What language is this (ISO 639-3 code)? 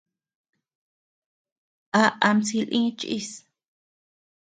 cux